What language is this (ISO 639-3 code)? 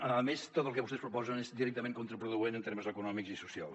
cat